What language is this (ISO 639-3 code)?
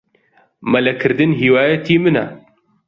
ckb